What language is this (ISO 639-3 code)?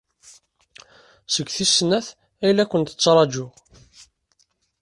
kab